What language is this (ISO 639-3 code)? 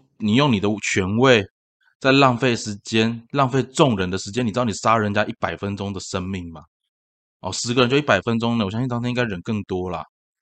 zho